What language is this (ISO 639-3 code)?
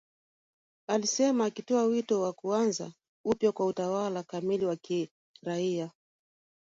swa